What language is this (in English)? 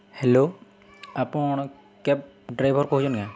Odia